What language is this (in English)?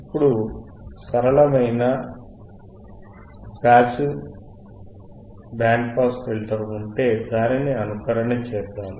Telugu